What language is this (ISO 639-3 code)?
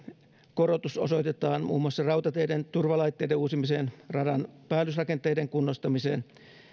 fin